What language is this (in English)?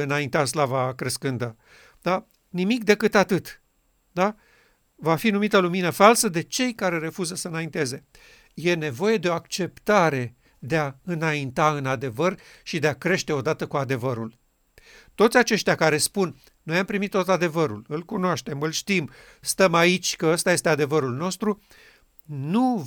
Romanian